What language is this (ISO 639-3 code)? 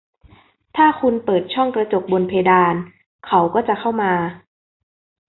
tha